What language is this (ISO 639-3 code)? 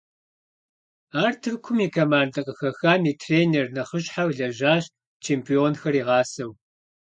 kbd